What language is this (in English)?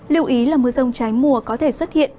Vietnamese